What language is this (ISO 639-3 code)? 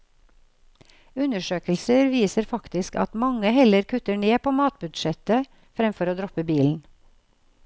nor